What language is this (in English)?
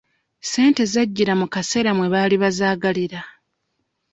Ganda